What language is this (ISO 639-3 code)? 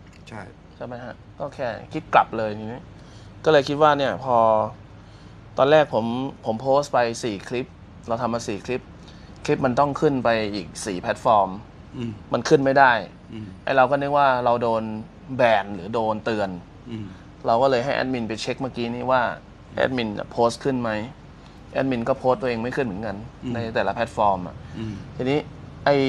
tha